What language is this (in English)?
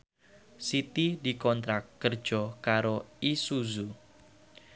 Javanese